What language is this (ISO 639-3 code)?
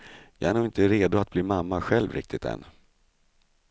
swe